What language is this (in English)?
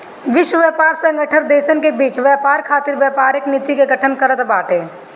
Bhojpuri